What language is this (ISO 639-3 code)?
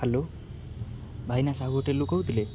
ori